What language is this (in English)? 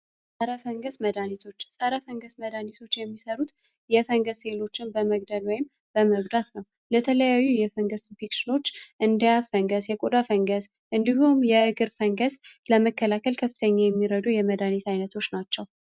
Amharic